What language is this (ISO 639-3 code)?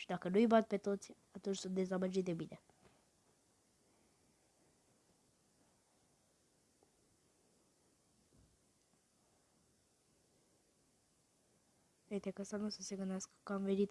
ron